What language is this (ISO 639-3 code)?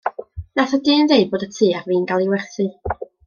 cym